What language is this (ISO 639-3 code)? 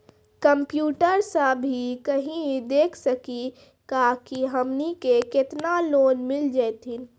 mai